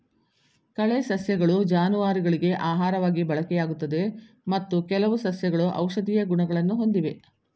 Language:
Kannada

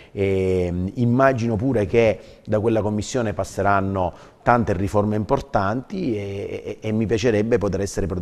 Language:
Italian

